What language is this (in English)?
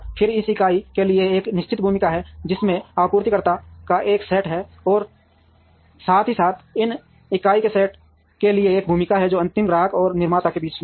Hindi